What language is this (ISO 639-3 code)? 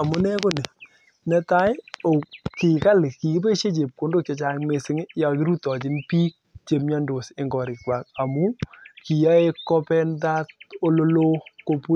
kln